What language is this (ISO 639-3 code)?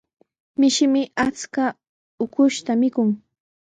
qws